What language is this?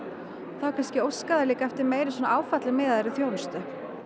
Icelandic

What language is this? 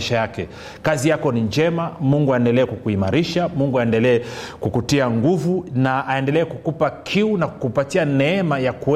Swahili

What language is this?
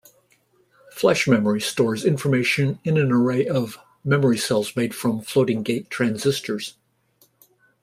English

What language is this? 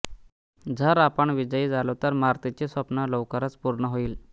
Marathi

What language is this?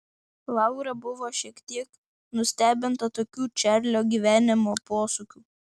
Lithuanian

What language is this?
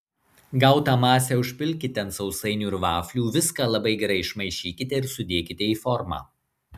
Lithuanian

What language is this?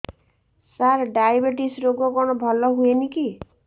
Odia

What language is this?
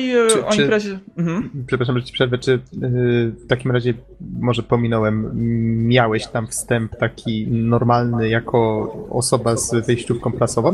Polish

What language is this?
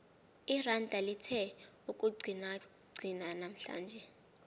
South Ndebele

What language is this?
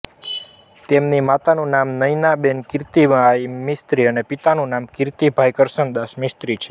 Gujarati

